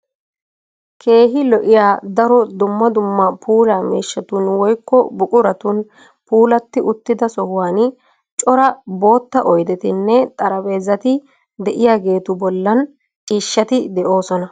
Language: Wolaytta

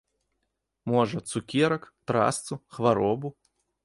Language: Belarusian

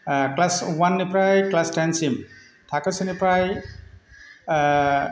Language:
Bodo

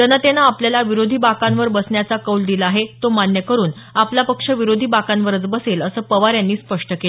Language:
Marathi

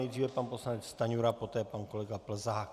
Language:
Czech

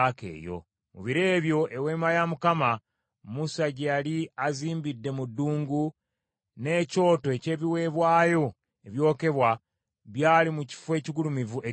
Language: Ganda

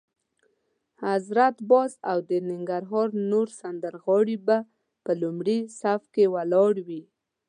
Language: Pashto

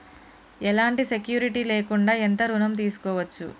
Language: Telugu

